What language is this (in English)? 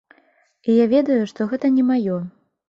Belarusian